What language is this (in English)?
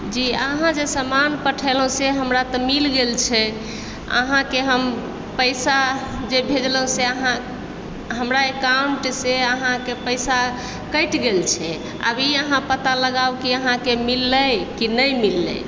Maithili